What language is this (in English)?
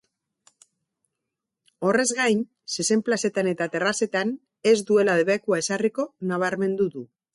Basque